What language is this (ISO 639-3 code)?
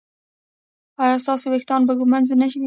pus